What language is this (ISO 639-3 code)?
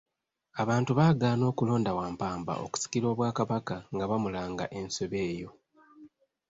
lug